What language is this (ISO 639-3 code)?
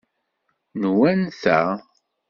kab